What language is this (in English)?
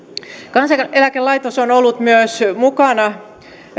Finnish